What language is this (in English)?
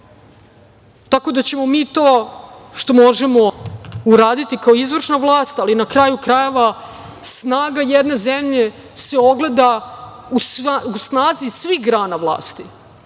Serbian